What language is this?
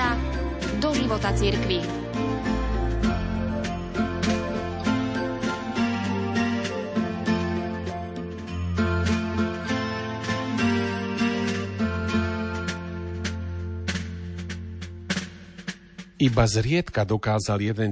Slovak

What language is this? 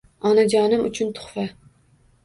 Uzbek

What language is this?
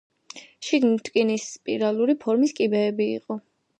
Georgian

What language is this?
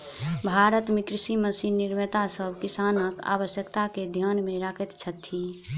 Maithili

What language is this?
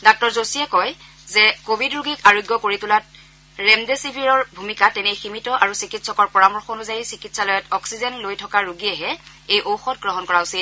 Assamese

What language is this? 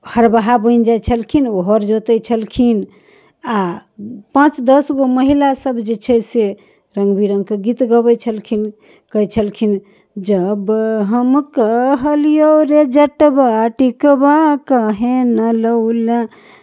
Maithili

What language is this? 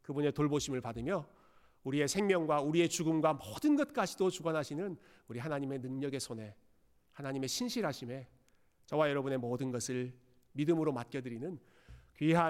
Korean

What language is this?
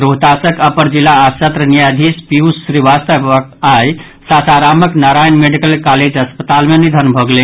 Maithili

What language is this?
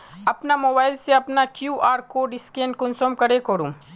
Magahi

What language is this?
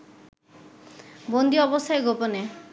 Bangla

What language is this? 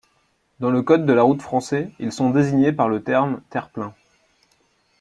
French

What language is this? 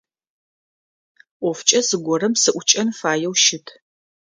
Adyghe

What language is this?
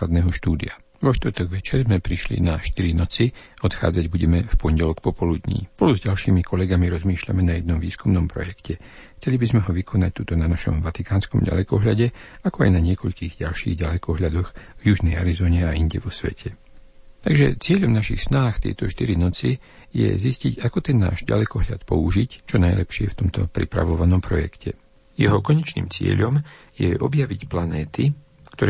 Slovak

